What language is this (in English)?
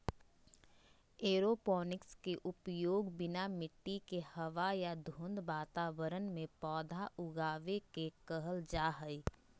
Magahi